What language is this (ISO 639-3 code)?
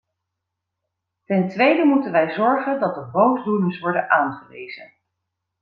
nld